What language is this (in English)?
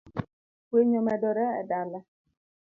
Luo (Kenya and Tanzania)